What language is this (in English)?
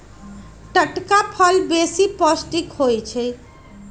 Magahi